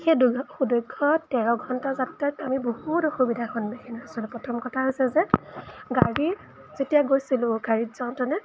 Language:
Assamese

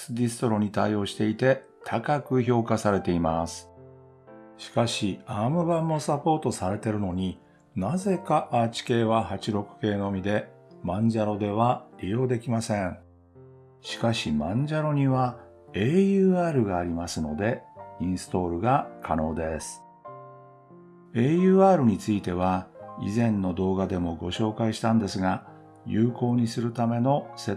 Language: Japanese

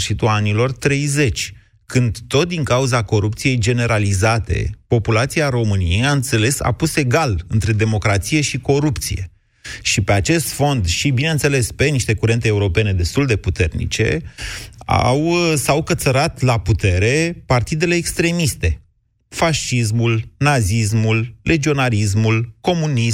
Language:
Romanian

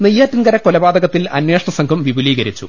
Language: Malayalam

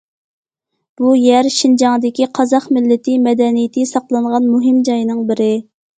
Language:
Uyghur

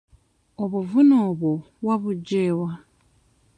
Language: Ganda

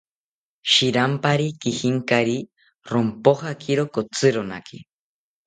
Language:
South Ucayali Ashéninka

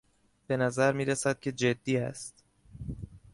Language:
Persian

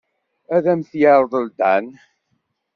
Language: Kabyle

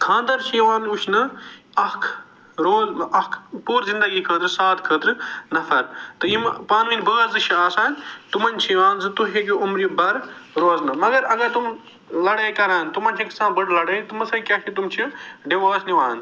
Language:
Kashmiri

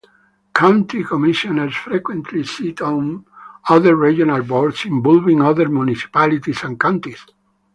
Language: English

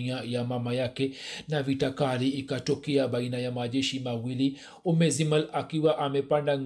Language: Swahili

